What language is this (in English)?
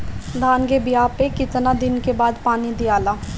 Bhojpuri